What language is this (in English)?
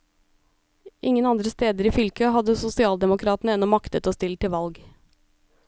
Norwegian